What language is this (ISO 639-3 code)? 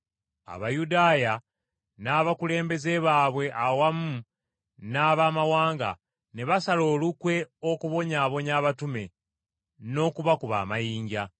lug